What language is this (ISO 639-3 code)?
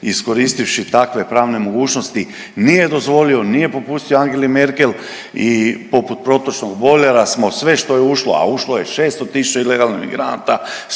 hrv